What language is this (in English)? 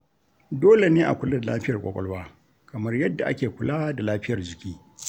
Hausa